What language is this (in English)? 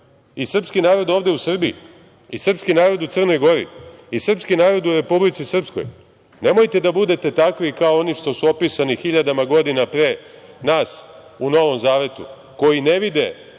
Serbian